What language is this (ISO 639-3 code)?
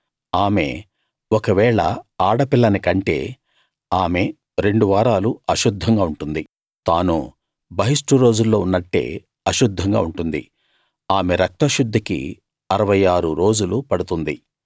tel